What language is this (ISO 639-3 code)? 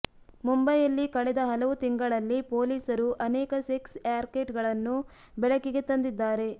kan